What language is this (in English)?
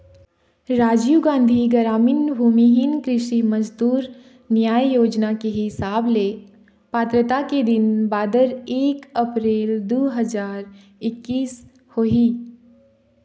Chhattisgarhi